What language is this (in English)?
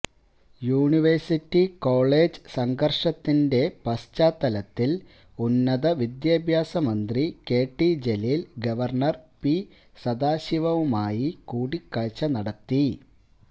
Malayalam